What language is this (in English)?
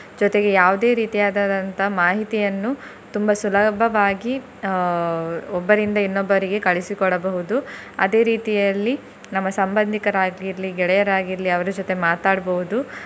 Kannada